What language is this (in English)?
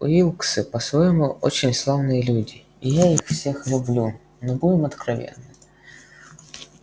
Russian